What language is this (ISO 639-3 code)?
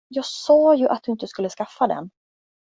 swe